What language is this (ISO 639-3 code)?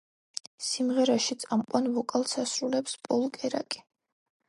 kat